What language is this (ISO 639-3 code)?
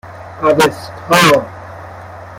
fas